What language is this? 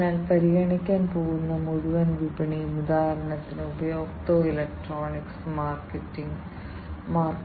Malayalam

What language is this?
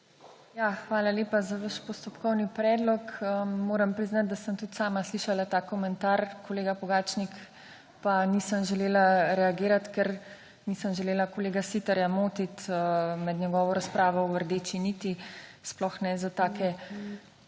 Slovenian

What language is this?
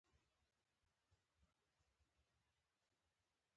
Pashto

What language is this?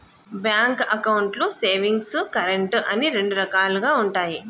Telugu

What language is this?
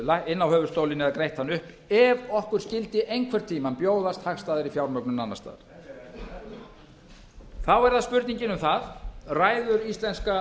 Icelandic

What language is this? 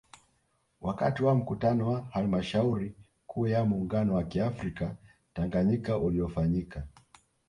Swahili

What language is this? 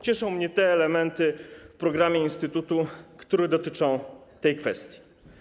Polish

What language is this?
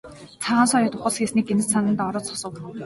Mongolian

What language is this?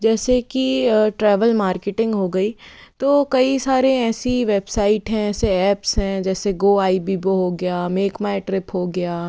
Hindi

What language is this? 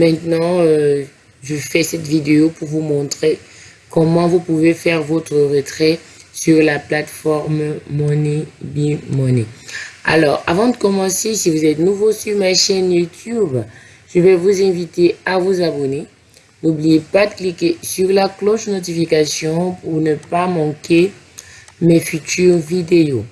French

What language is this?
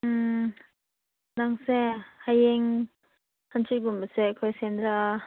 Manipuri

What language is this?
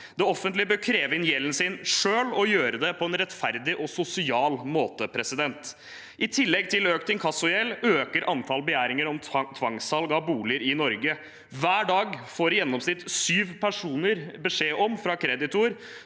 Norwegian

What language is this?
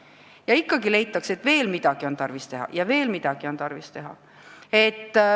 Estonian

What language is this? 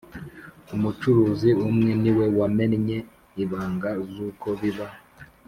Kinyarwanda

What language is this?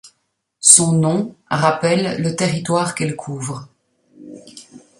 French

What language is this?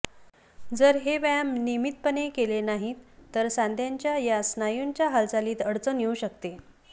Marathi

